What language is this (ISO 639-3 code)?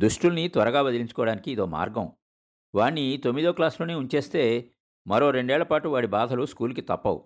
tel